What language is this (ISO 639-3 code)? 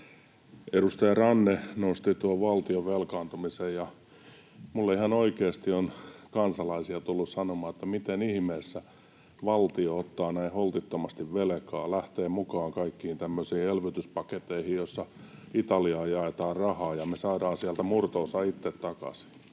fin